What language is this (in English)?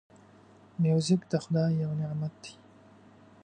Pashto